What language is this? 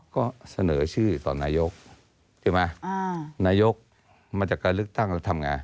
Thai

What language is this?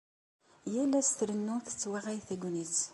Kabyle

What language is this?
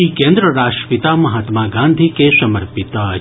Maithili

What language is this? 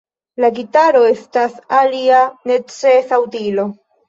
Esperanto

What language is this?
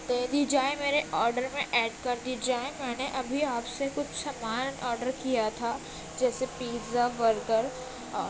Urdu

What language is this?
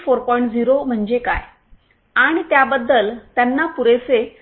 Marathi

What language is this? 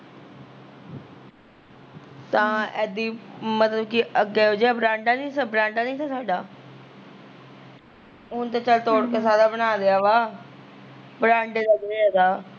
Punjabi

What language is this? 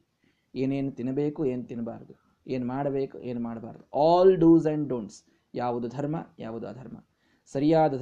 Kannada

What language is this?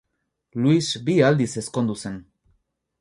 Basque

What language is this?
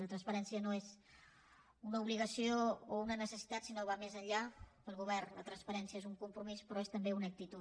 Catalan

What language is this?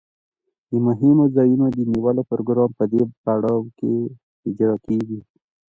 Pashto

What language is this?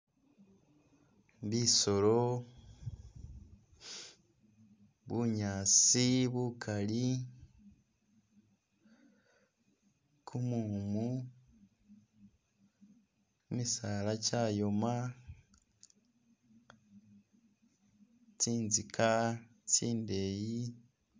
Masaaba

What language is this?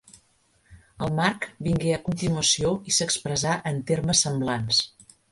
Catalan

